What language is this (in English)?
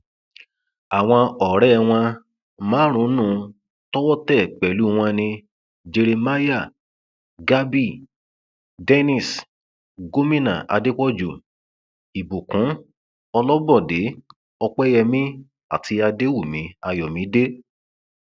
Yoruba